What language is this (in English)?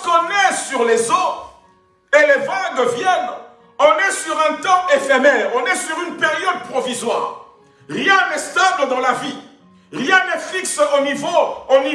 French